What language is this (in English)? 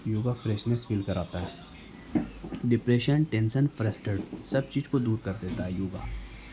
Urdu